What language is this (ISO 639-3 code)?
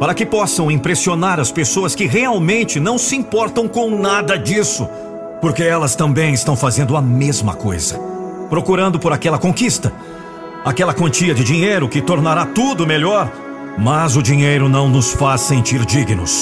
por